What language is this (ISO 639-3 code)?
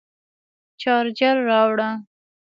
pus